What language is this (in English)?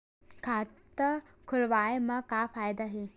Chhattisgarhi